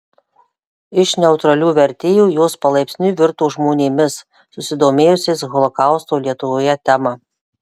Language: Lithuanian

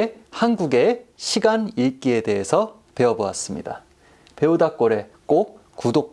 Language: Korean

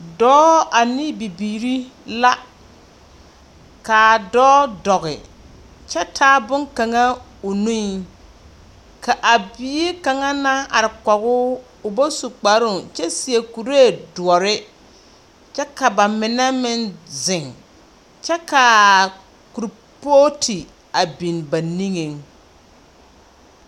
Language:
Southern Dagaare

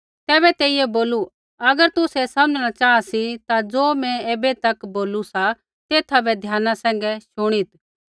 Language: Kullu Pahari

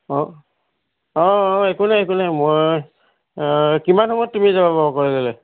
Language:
Assamese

